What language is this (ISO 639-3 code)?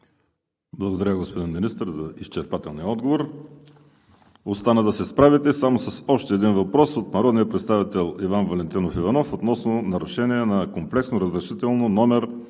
bul